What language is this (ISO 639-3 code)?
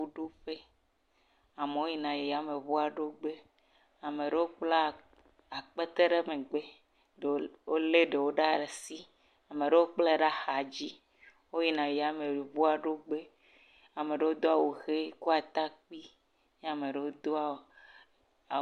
ewe